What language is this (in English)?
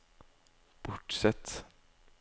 Norwegian